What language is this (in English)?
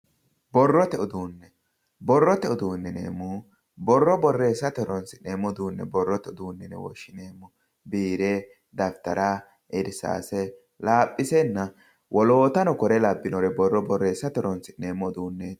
Sidamo